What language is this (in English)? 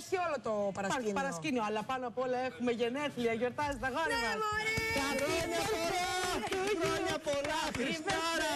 Greek